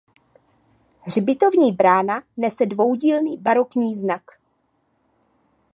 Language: Czech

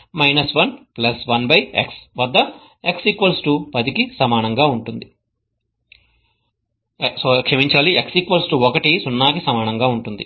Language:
Telugu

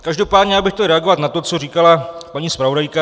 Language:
Czech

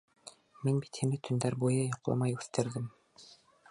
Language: Bashkir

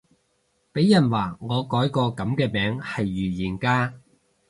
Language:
Cantonese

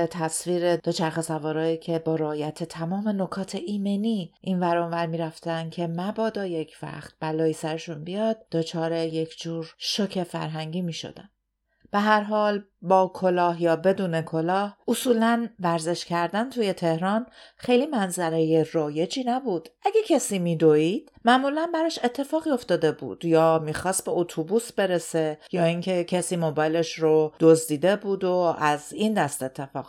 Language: Persian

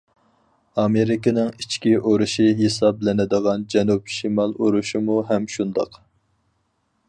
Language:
Uyghur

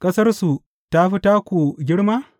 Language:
Hausa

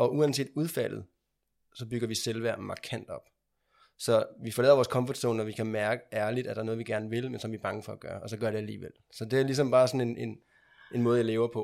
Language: Danish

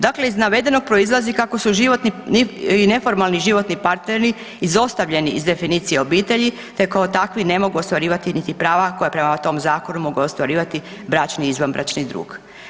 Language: Croatian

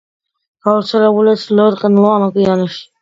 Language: Georgian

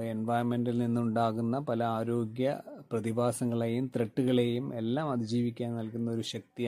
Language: Malayalam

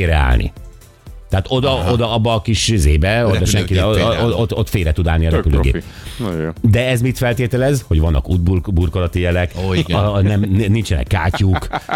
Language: Hungarian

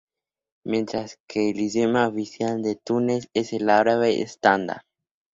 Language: Spanish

